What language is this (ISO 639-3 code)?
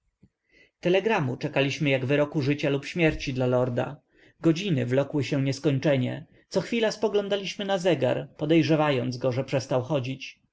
pol